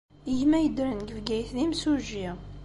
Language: Kabyle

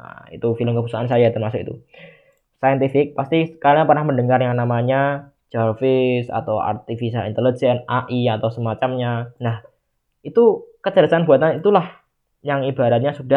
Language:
Indonesian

